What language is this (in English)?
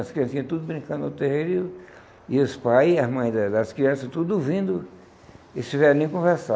Portuguese